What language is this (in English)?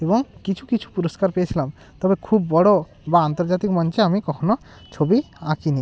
Bangla